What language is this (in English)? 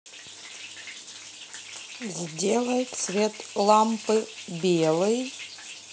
Russian